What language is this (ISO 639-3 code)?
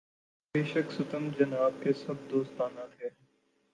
urd